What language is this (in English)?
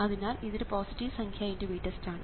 Malayalam